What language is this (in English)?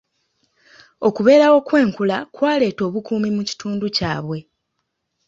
Ganda